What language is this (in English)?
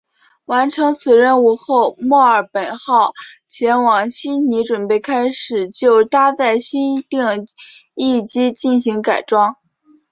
Chinese